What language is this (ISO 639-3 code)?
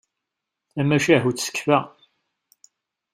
kab